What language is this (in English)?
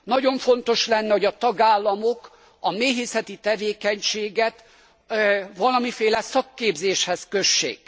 Hungarian